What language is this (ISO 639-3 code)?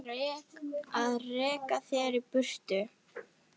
isl